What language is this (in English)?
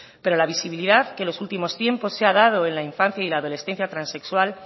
Spanish